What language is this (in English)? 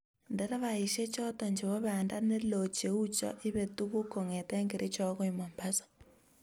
Kalenjin